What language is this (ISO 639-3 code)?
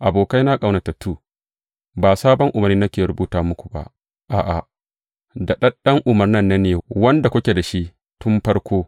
hau